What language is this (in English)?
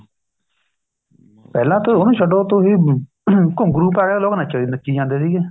Punjabi